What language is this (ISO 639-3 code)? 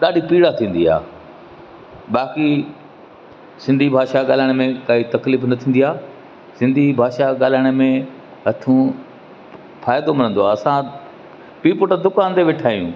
snd